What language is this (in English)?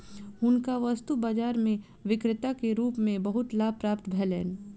Maithili